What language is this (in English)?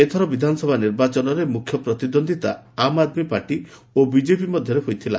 Odia